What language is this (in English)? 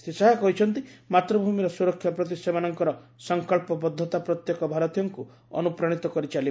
Odia